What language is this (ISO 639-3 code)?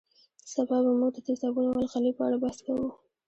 pus